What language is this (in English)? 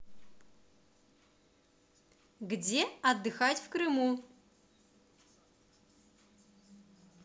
Russian